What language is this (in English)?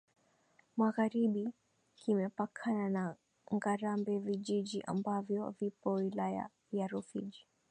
Swahili